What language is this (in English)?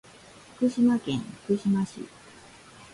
Japanese